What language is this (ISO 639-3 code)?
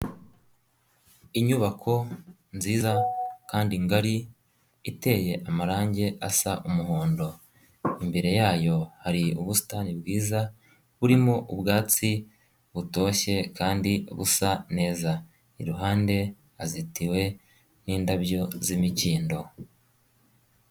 kin